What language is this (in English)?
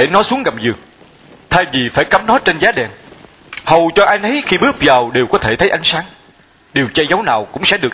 Vietnamese